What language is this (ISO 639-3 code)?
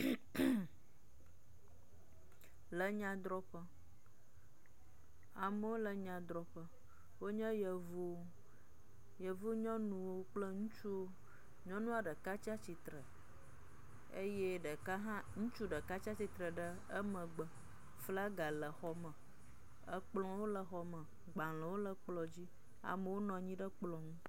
ewe